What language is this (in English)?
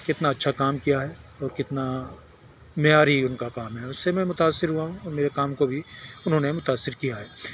Urdu